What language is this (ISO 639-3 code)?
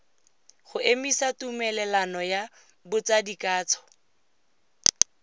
tsn